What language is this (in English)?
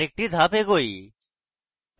Bangla